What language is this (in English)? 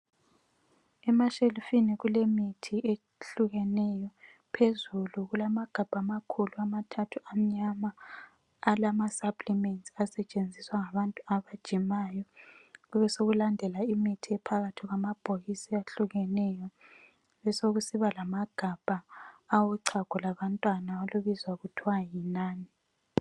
North Ndebele